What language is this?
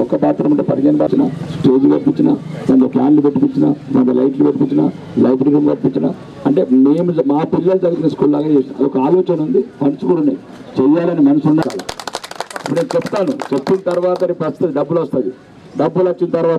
Telugu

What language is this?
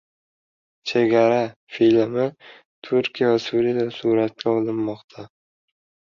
Uzbek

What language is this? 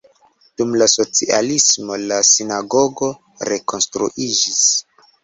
Esperanto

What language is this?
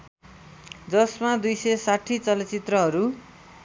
Nepali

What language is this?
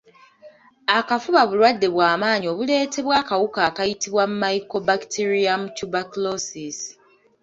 Ganda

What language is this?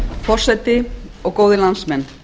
Icelandic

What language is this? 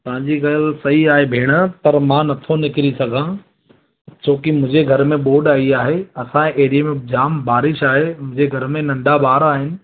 Sindhi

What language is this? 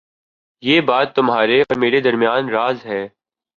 Urdu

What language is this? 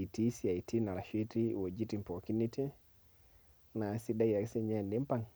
Masai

